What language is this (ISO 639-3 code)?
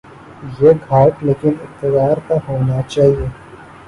urd